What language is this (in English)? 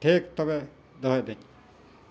Santali